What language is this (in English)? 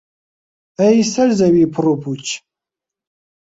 Central Kurdish